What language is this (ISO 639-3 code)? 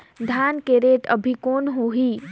hne